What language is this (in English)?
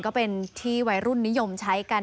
Thai